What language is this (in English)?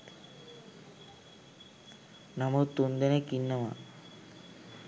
Sinhala